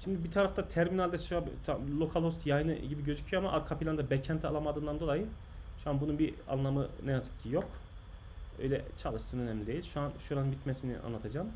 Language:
Turkish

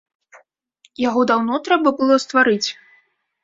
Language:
Belarusian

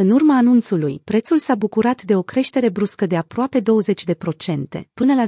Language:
Romanian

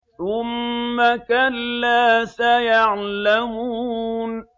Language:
Arabic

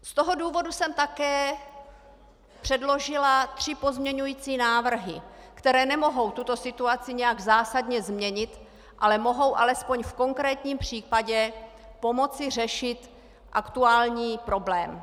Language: Czech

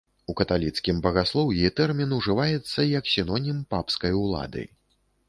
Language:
Belarusian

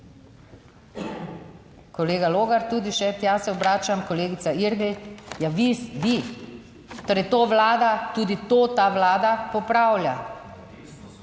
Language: Slovenian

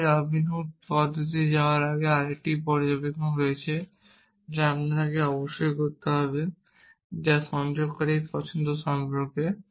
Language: Bangla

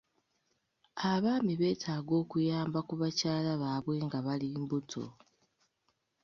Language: Ganda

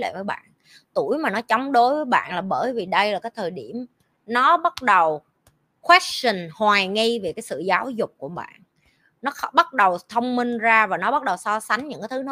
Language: Vietnamese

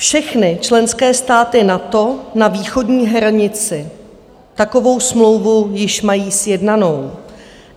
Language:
Czech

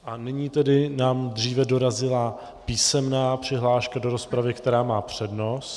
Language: Czech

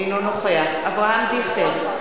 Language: Hebrew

